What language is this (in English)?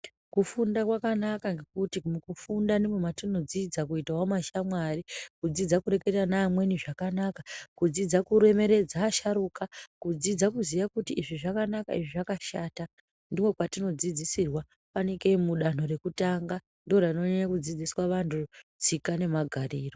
Ndau